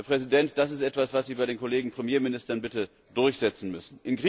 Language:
German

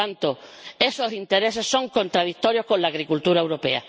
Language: Spanish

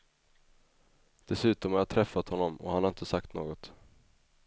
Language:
Swedish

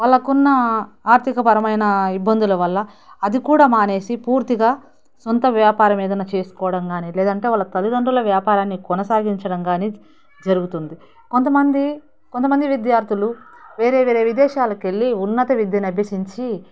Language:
Telugu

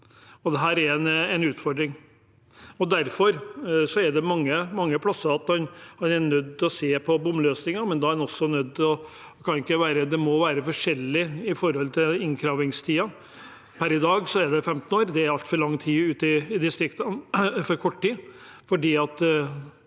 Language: Norwegian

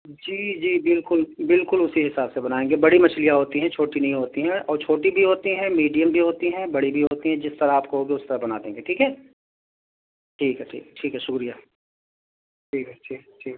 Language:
Urdu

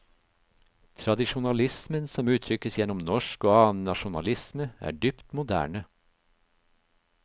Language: Norwegian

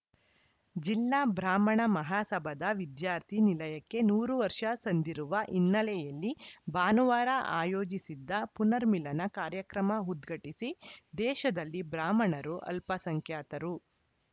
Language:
Kannada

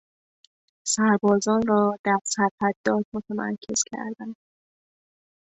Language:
Persian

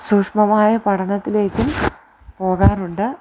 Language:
Malayalam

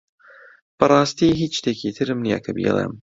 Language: Central Kurdish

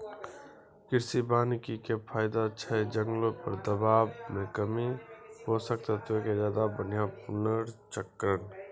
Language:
Maithili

